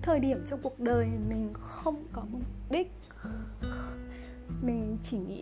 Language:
Vietnamese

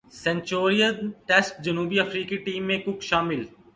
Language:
Urdu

